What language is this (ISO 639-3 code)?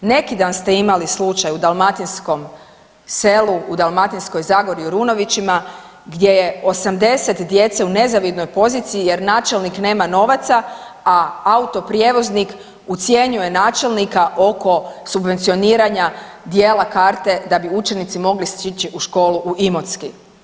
hrv